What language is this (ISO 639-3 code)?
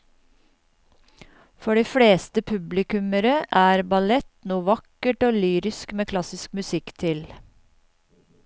nor